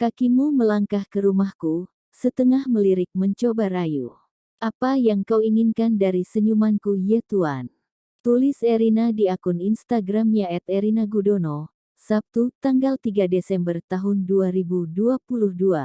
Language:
Indonesian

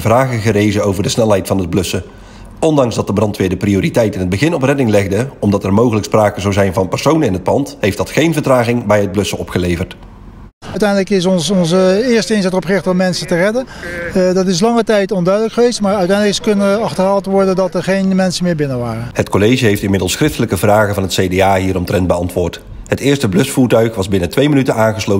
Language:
Dutch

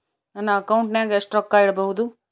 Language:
Kannada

